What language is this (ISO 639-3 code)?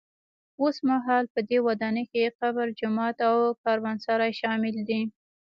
pus